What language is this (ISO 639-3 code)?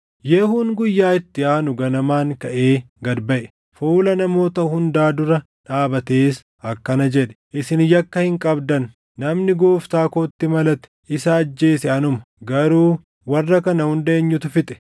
orm